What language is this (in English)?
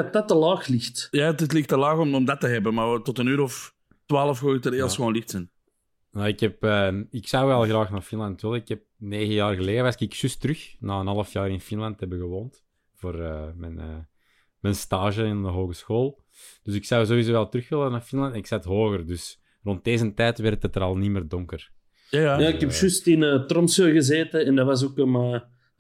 Dutch